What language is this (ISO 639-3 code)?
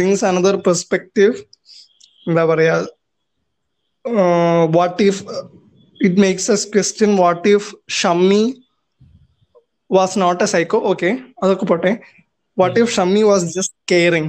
mal